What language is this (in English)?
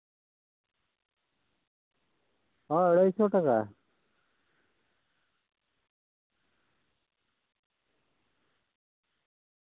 Santali